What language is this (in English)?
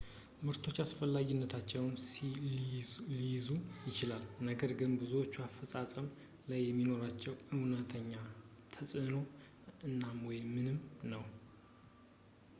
Amharic